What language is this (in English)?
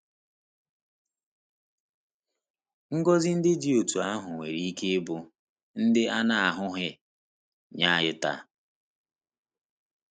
Igbo